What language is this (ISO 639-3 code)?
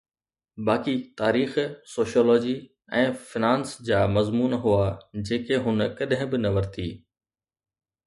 snd